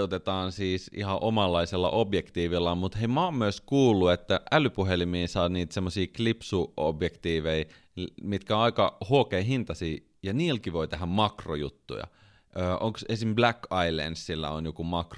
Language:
Finnish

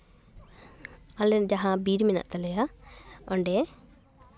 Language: Santali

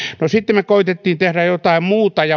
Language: Finnish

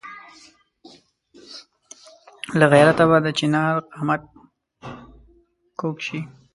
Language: Pashto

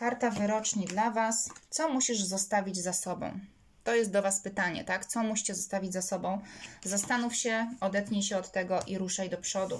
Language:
Polish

